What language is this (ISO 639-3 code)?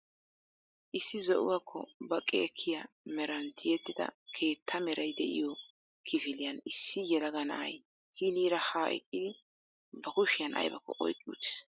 wal